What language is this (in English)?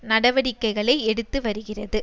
Tamil